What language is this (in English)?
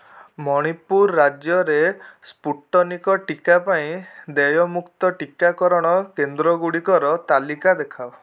Odia